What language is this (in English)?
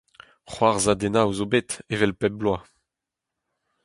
Breton